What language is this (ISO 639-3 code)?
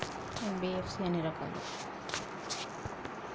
tel